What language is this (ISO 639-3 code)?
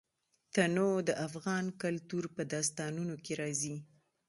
pus